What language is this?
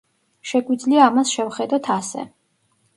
Georgian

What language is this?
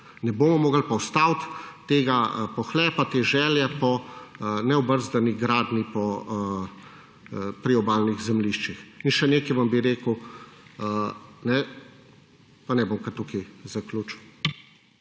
Slovenian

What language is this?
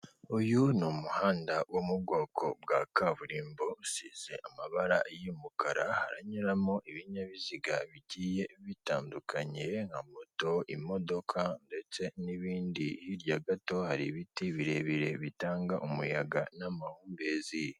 Kinyarwanda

